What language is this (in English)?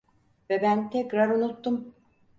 Turkish